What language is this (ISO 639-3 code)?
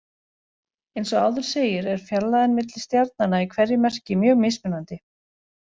isl